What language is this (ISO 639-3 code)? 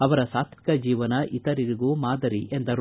kan